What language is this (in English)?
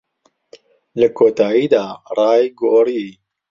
Central Kurdish